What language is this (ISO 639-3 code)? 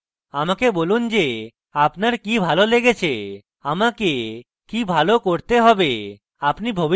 ben